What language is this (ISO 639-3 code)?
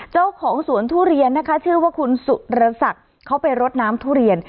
tha